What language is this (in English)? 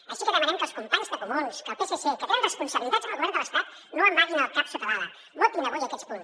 Catalan